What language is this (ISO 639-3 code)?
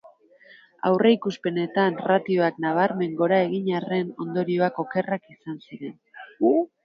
eus